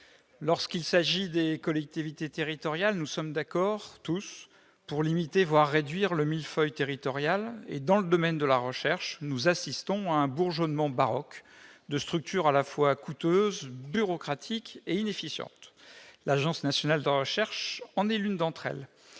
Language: French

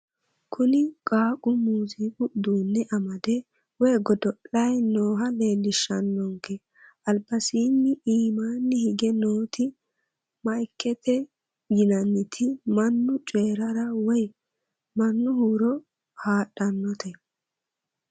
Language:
Sidamo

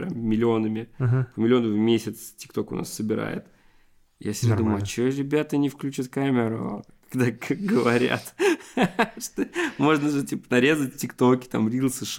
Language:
Russian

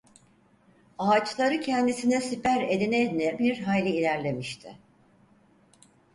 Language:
Turkish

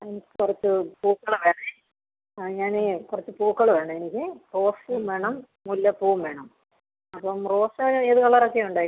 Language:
Malayalam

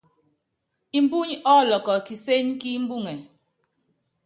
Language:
Yangben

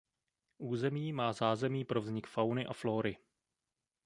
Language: Czech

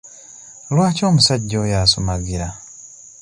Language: Ganda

